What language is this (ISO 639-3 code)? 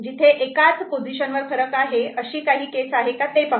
mar